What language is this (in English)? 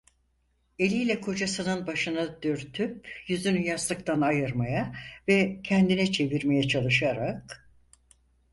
Turkish